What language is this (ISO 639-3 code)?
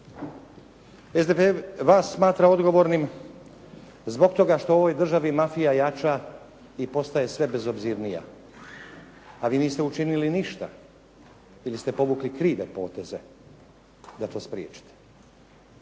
hrv